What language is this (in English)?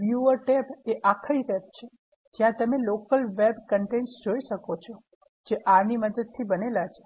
Gujarati